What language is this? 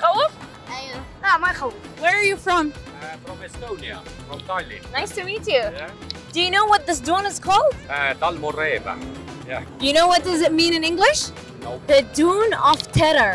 Arabic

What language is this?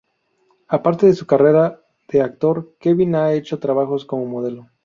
Spanish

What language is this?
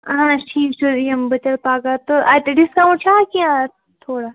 Kashmiri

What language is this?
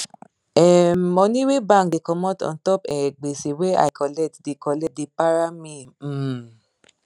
Nigerian Pidgin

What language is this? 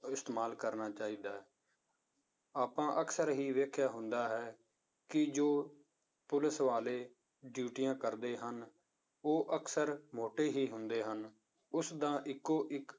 Punjabi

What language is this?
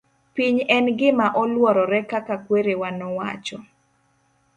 Luo (Kenya and Tanzania)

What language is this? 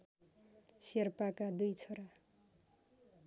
Nepali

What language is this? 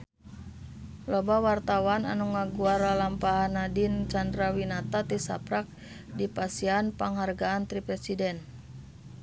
Sundanese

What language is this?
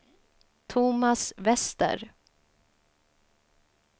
Swedish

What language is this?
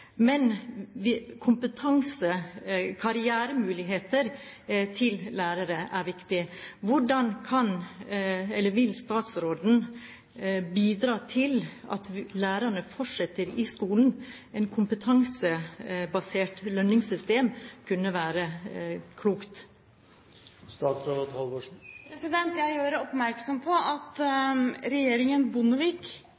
Norwegian Bokmål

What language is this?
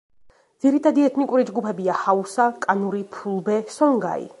Georgian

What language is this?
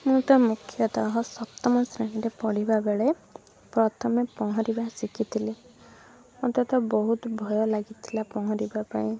Odia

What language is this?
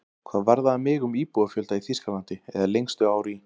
Icelandic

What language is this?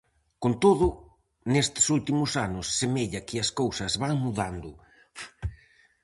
Galician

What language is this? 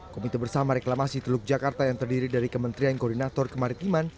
Indonesian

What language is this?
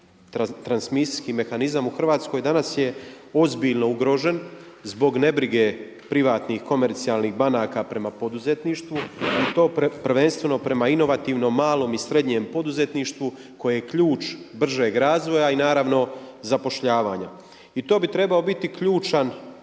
Croatian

